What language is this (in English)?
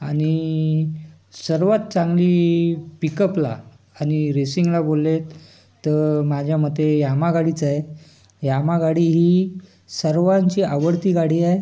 Marathi